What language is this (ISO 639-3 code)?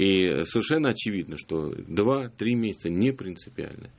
rus